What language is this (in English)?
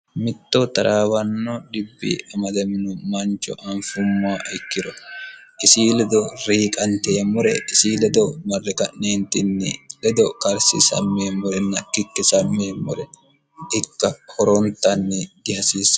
Sidamo